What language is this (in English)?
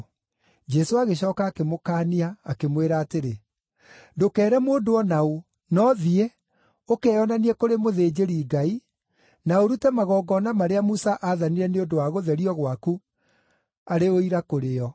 Kikuyu